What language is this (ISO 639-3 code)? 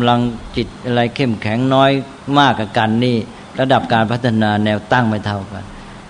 tha